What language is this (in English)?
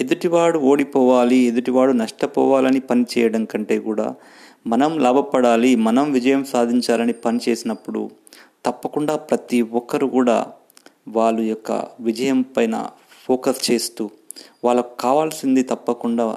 Telugu